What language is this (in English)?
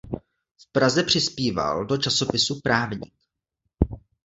Czech